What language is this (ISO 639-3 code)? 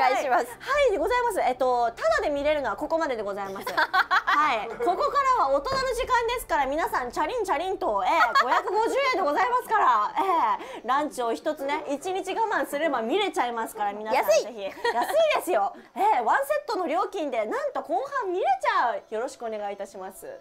jpn